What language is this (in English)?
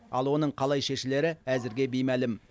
Kazakh